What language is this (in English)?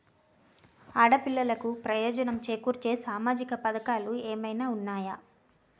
Telugu